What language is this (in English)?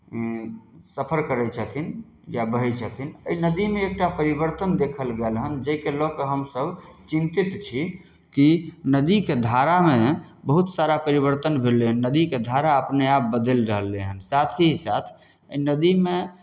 Maithili